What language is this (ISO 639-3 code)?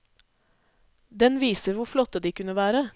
nor